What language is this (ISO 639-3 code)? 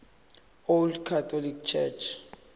zul